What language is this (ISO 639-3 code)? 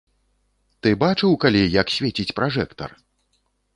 bel